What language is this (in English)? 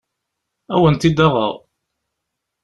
Kabyle